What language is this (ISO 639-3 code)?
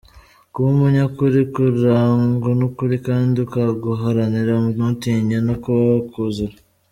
kin